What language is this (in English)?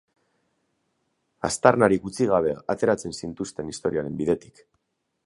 Basque